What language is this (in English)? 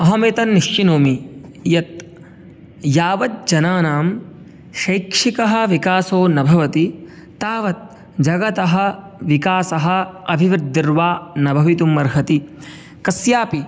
Sanskrit